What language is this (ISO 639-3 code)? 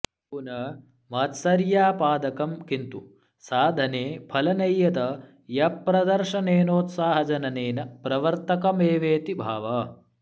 san